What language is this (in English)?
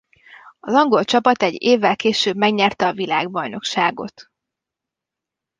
Hungarian